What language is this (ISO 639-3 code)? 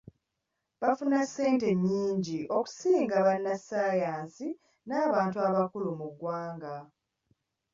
lug